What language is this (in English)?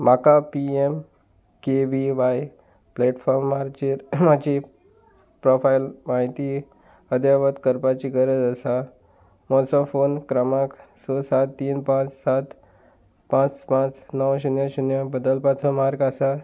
Konkani